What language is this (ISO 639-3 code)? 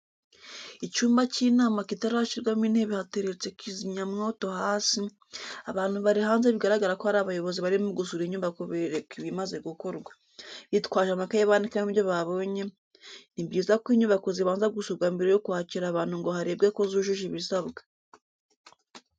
kin